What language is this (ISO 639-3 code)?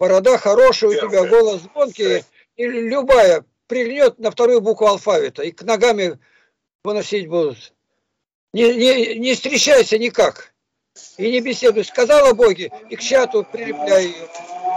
rus